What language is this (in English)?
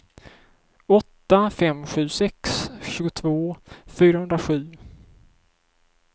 Swedish